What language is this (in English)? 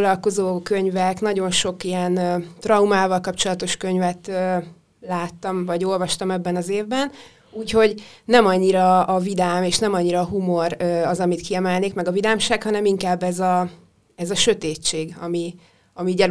Hungarian